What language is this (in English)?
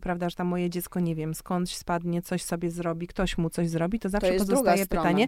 Polish